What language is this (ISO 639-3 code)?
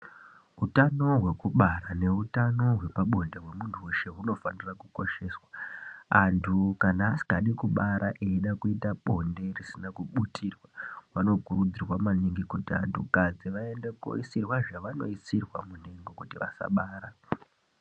ndc